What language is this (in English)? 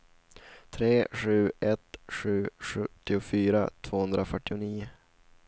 Swedish